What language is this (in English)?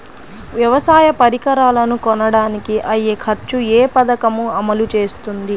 Telugu